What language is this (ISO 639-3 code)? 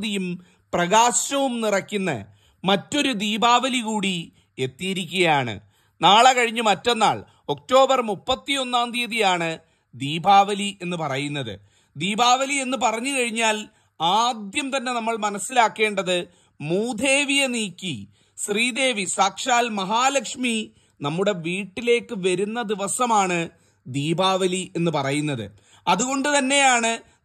nor